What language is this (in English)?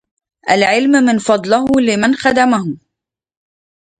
Arabic